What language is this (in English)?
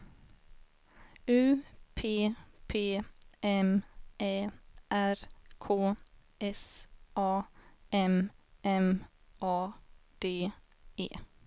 Swedish